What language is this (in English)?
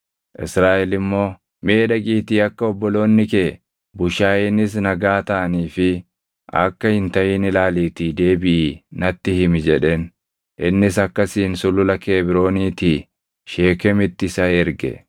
Oromo